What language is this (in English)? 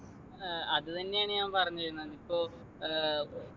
Malayalam